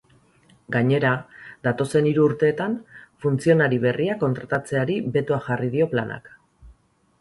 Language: Basque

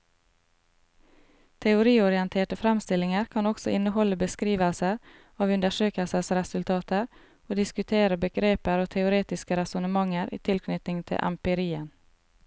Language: Norwegian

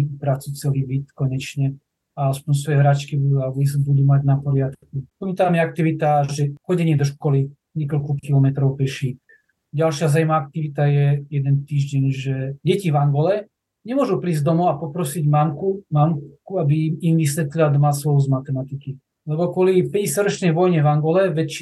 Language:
Slovak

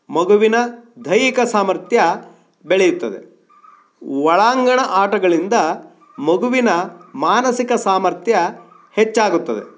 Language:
Kannada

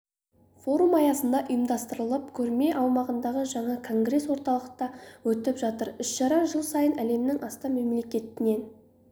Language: Kazakh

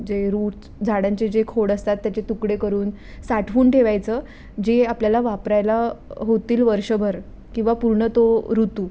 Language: Marathi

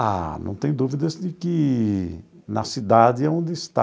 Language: Portuguese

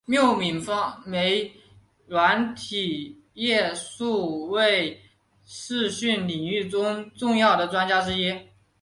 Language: Chinese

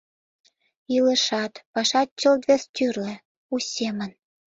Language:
Mari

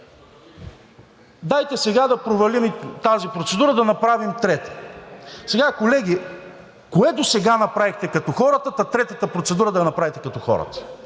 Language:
Bulgarian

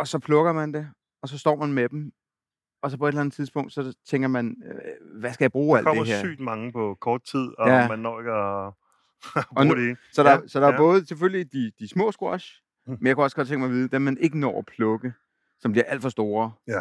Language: Danish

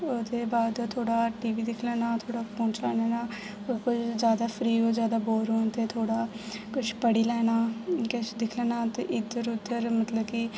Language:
Dogri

